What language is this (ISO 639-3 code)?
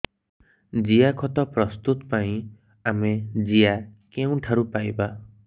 ori